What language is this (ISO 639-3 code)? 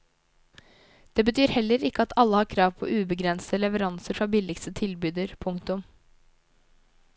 nor